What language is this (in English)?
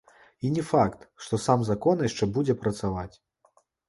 Belarusian